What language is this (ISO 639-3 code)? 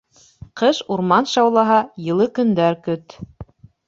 bak